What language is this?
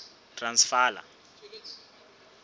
Southern Sotho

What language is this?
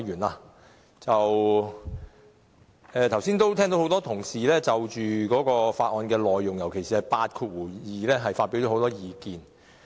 Cantonese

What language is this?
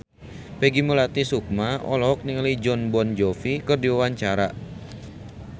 Sundanese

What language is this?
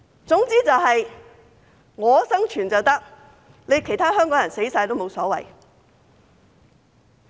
Cantonese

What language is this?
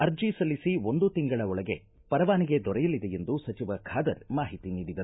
Kannada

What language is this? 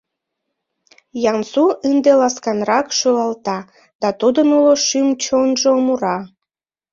Mari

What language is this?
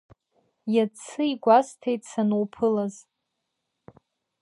Abkhazian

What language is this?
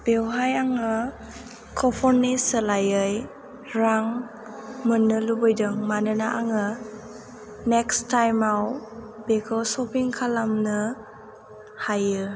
Bodo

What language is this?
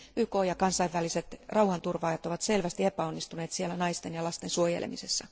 Finnish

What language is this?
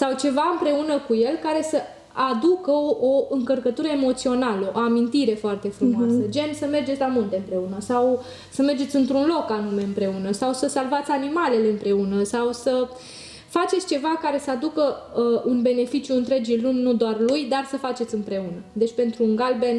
Romanian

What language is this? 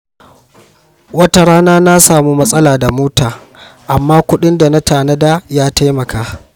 Hausa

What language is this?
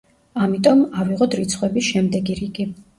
Georgian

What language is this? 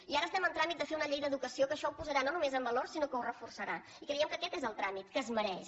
Catalan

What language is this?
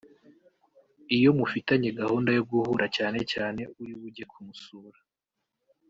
Kinyarwanda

